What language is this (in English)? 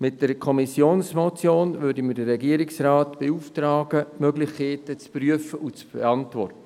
Swiss German